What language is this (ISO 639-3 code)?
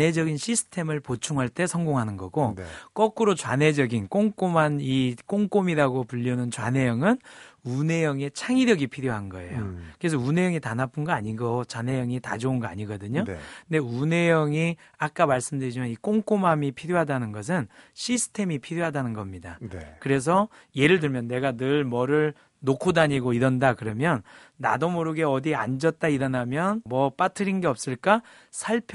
kor